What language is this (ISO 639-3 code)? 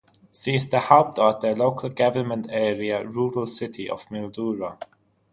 deu